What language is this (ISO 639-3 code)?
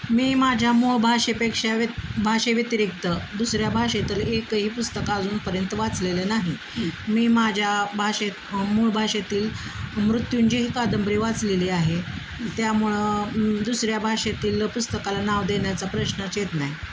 mar